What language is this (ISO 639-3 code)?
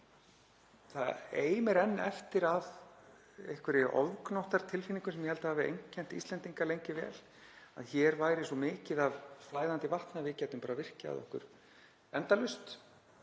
isl